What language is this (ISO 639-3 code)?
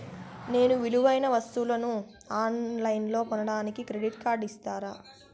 tel